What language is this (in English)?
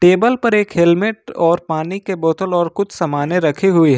Hindi